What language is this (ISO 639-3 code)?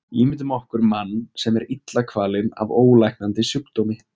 isl